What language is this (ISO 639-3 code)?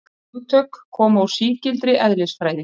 isl